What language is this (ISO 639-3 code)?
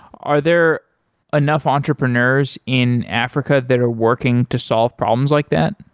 eng